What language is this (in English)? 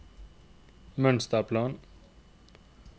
Norwegian